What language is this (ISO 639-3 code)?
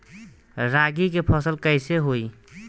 bho